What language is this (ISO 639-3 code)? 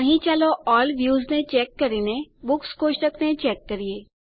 guj